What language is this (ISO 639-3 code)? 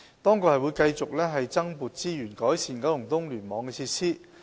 yue